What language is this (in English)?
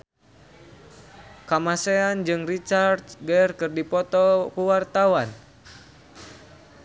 Sundanese